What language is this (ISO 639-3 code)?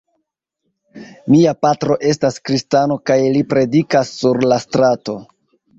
epo